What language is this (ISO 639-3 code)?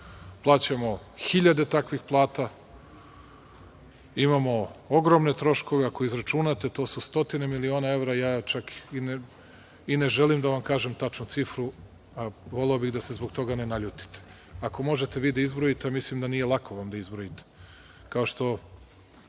srp